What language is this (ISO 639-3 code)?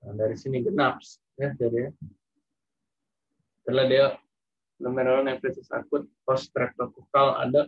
ind